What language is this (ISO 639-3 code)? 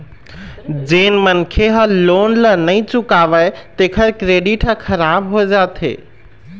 hne